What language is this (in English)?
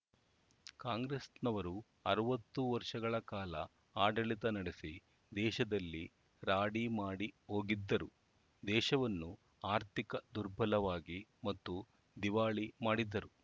Kannada